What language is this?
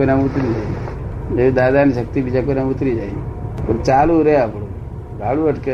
Gujarati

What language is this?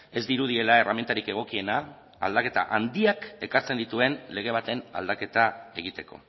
Basque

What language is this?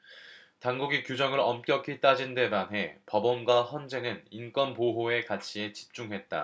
Korean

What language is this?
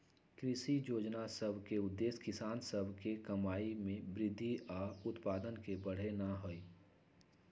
Magahi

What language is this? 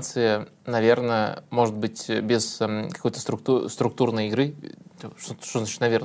Russian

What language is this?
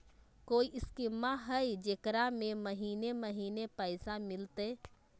Magahi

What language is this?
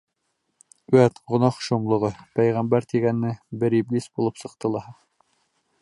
Bashkir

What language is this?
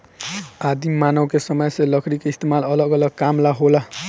Bhojpuri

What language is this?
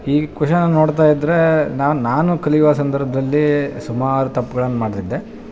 Kannada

